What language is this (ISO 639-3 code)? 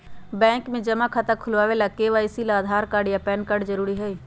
mag